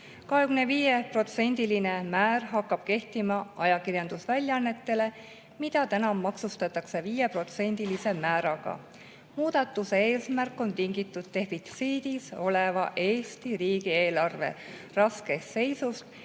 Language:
Estonian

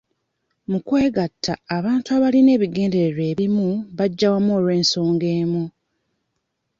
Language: Ganda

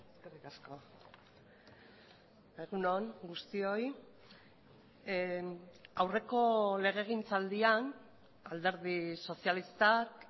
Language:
Basque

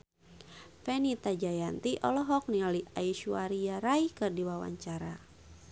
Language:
Sundanese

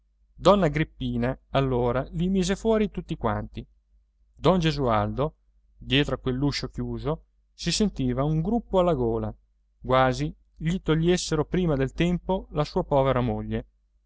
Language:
Italian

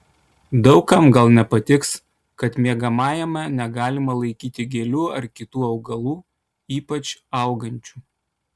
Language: Lithuanian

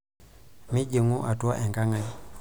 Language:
Masai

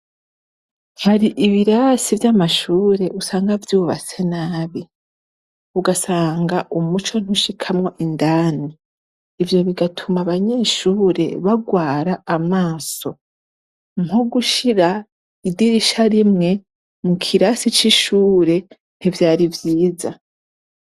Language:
Rundi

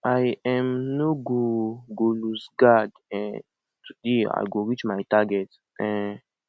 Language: Nigerian Pidgin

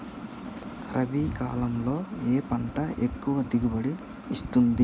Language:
Telugu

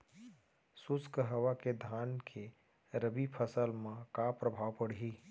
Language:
Chhattisgarhi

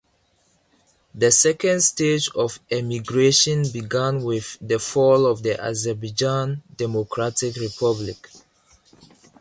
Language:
English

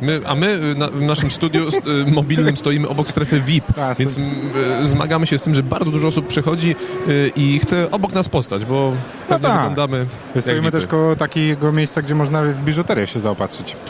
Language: Polish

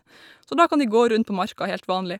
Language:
Norwegian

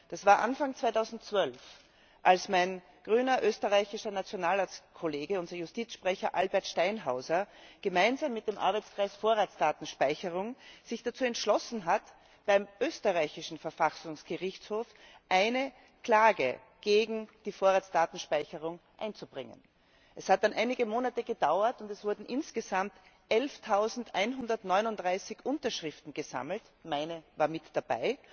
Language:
German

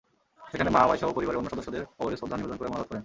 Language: Bangla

